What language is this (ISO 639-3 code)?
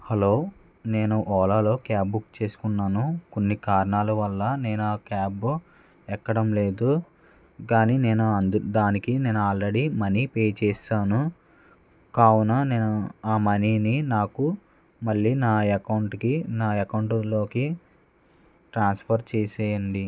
tel